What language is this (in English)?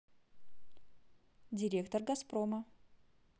Russian